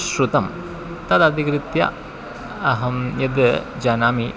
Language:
Sanskrit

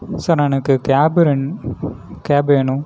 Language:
Tamil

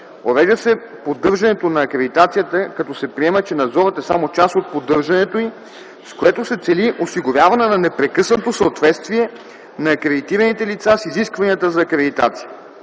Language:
Bulgarian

